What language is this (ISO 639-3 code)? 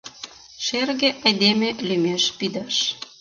chm